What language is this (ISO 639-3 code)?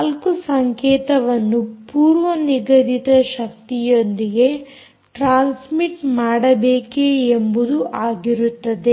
kan